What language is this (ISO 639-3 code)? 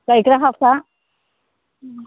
brx